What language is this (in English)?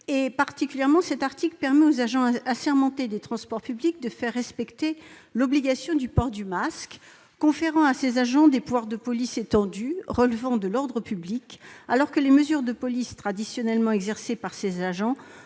French